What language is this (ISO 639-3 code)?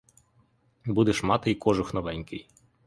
ukr